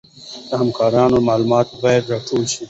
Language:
Pashto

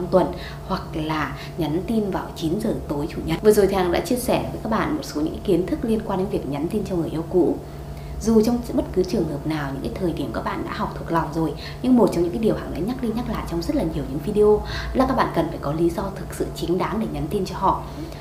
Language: Vietnamese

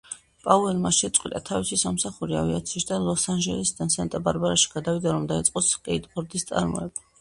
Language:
Georgian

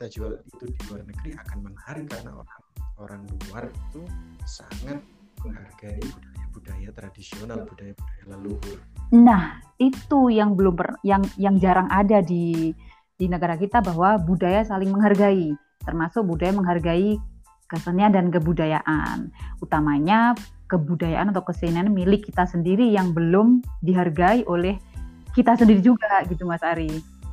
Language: Indonesian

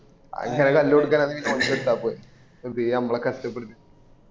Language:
Malayalam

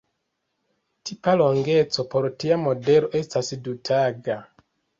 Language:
Esperanto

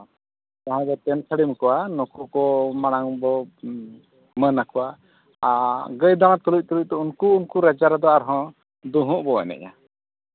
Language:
Santali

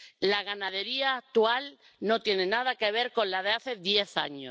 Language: Spanish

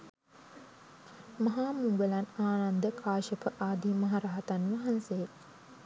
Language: Sinhala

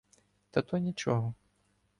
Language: Ukrainian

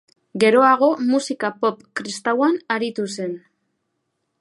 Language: Basque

